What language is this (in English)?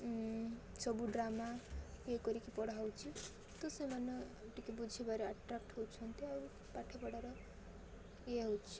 Odia